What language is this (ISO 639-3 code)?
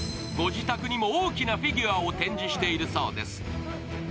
jpn